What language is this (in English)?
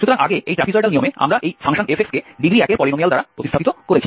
Bangla